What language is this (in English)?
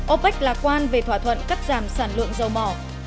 Vietnamese